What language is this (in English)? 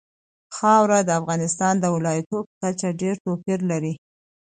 Pashto